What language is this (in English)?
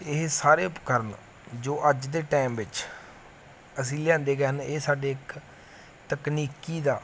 Punjabi